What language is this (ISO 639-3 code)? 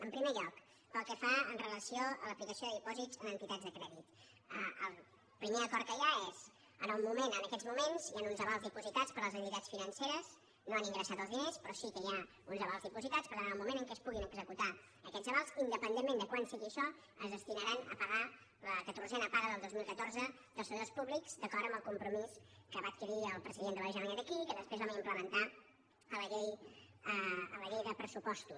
cat